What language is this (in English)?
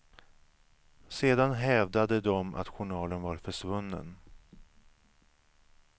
Swedish